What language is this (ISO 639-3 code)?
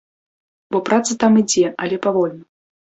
bel